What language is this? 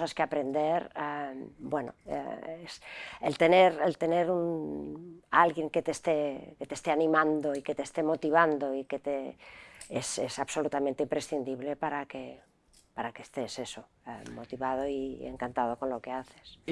Spanish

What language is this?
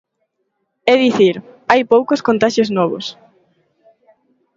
Galician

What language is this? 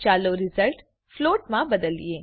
Gujarati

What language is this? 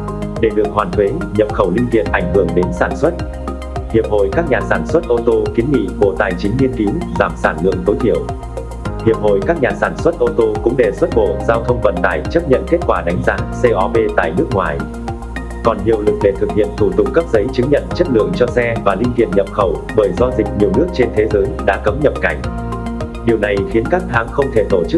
Vietnamese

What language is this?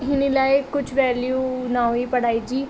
Sindhi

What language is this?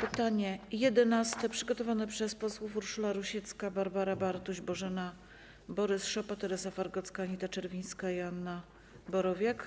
Polish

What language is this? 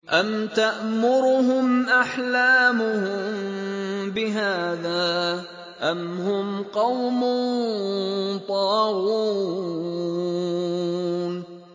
Arabic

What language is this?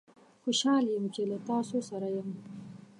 Pashto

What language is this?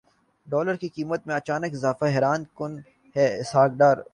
Urdu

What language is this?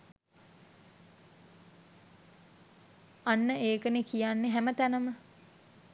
Sinhala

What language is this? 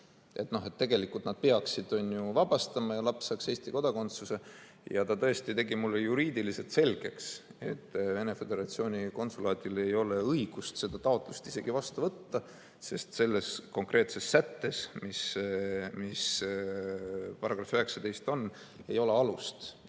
Estonian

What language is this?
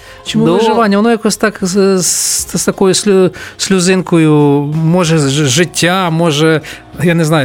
Ukrainian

